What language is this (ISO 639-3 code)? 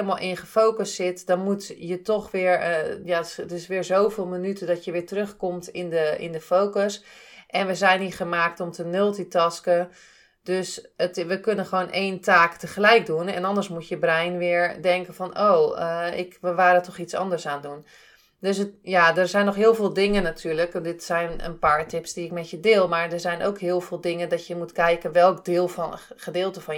nld